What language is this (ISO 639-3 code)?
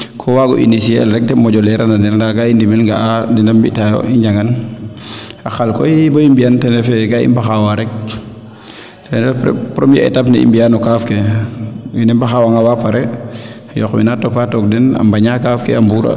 srr